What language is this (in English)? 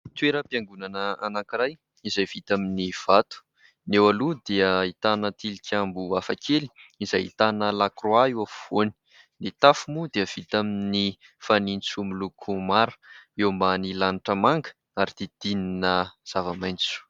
Malagasy